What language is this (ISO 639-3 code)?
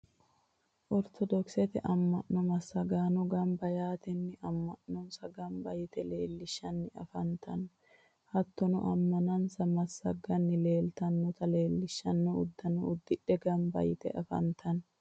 sid